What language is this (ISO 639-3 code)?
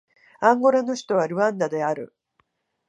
jpn